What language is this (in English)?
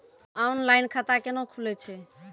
Maithili